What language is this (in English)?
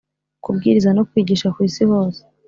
Kinyarwanda